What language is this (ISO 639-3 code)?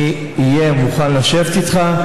heb